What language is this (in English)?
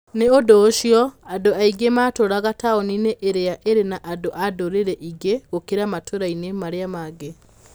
Kikuyu